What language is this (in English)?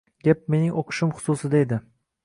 Uzbek